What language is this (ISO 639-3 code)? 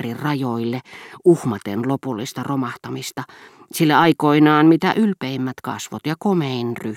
fin